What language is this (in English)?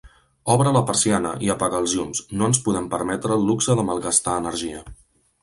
Catalan